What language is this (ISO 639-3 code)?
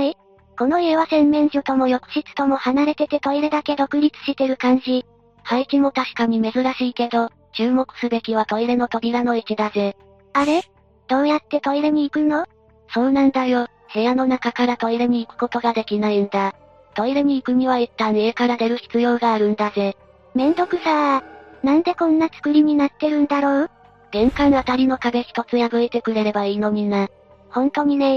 jpn